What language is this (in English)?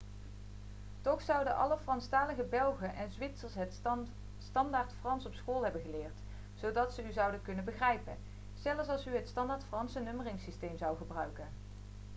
Dutch